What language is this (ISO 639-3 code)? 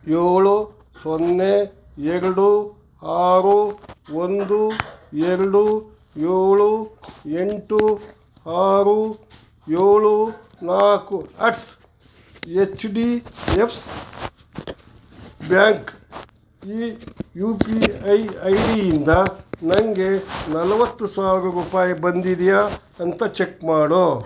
kan